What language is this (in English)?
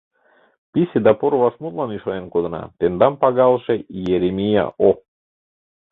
Mari